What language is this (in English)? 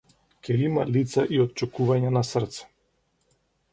Macedonian